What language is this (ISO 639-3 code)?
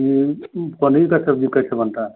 hin